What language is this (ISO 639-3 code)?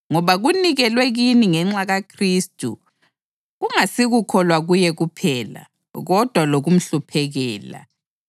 nde